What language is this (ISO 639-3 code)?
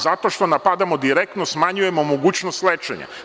srp